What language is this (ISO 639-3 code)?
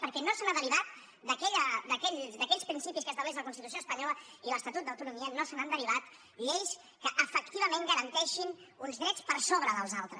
cat